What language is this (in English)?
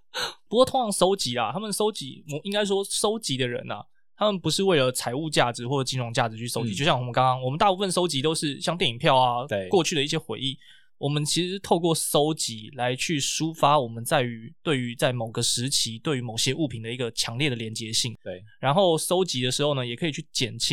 Chinese